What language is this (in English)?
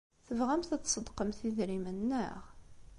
Kabyle